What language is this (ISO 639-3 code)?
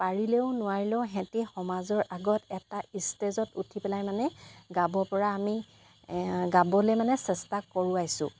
asm